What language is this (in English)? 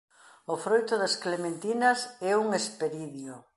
Galician